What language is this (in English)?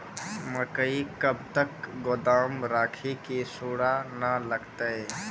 Maithili